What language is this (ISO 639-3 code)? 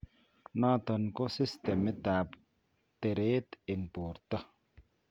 kln